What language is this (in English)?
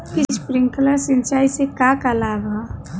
Bhojpuri